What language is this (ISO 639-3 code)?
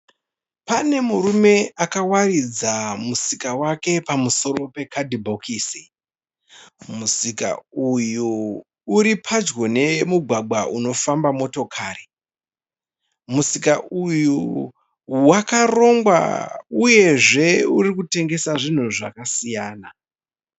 sna